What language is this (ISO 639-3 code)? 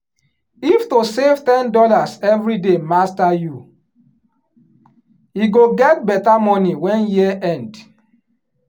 pcm